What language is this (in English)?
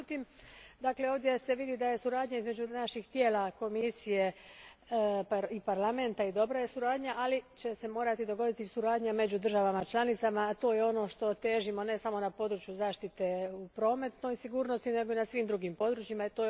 Croatian